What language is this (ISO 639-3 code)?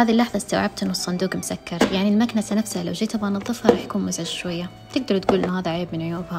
ara